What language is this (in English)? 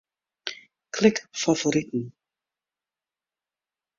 Western Frisian